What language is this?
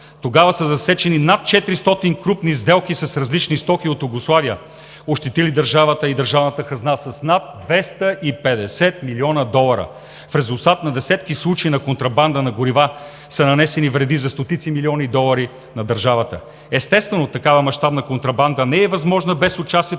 Bulgarian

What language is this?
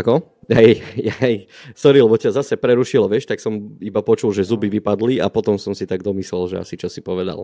Slovak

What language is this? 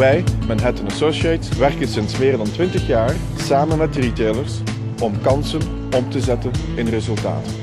Dutch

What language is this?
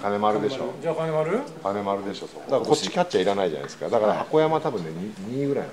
Japanese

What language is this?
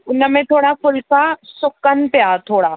Sindhi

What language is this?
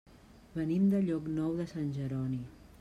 Catalan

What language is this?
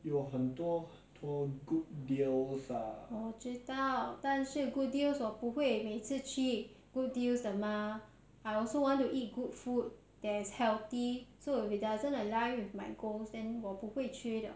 English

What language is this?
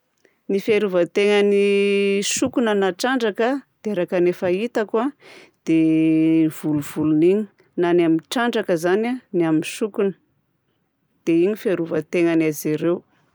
Southern Betsimisaraka Malagasy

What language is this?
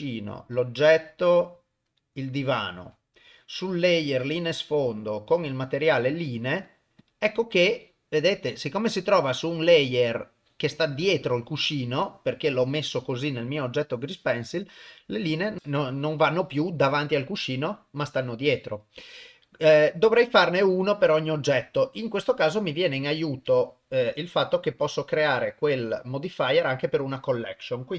Italian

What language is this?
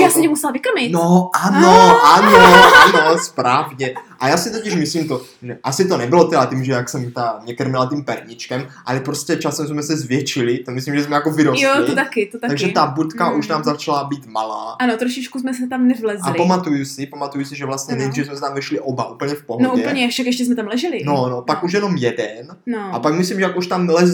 Czech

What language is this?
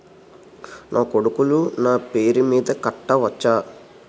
Telugu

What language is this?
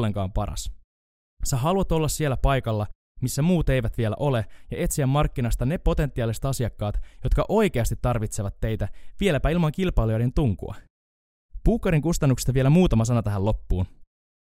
Finnish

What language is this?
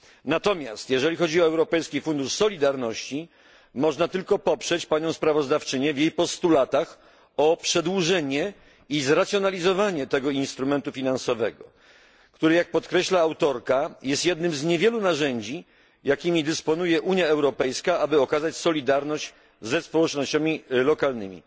Polish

